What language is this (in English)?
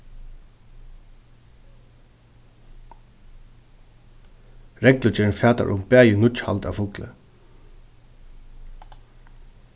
Faroese